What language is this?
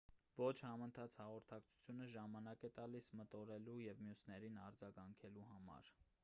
Armenian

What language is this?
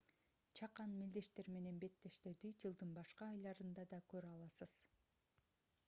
Kyrgyz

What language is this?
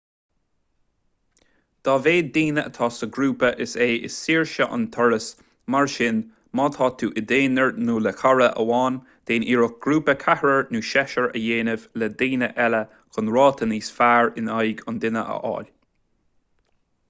Irish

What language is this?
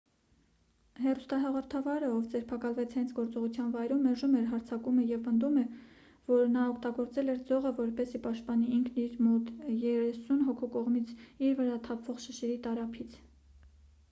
Armenian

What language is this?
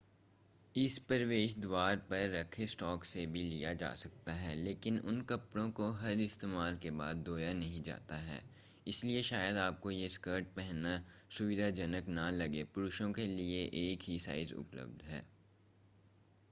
Hindi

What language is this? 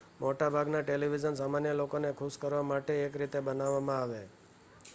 Gujarati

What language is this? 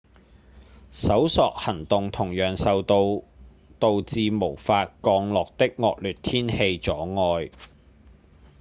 Cantonese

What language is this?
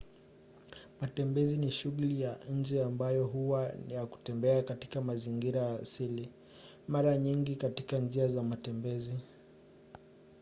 Swahili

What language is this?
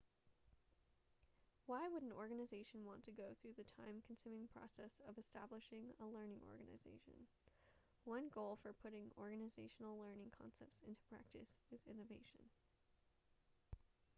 English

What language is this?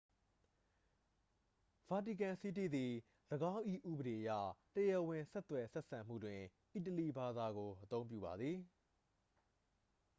Burmese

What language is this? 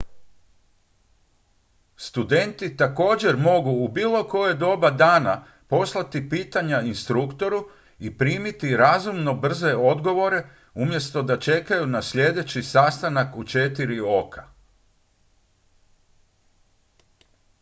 Croatian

